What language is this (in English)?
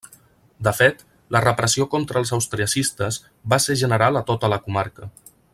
Catalan